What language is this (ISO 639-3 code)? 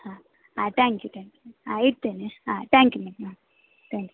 kan